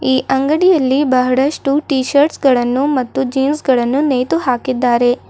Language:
Kannada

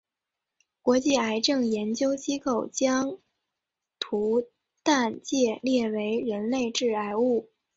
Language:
Chinese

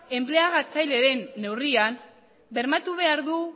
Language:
Basque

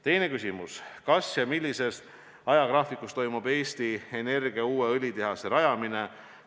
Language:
Estonian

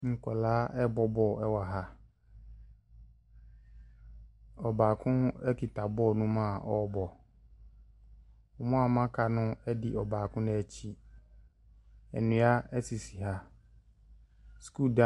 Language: Akan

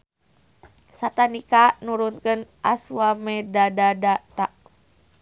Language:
Sundanese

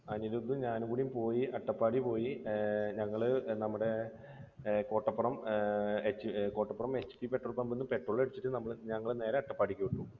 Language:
Malayalam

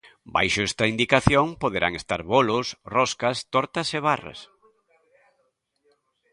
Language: Galician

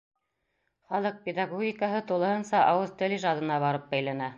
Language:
Bashkir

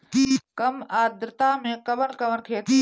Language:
Bhojpuri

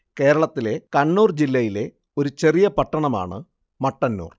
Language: Malayalam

